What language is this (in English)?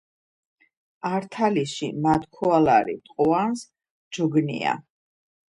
Georgian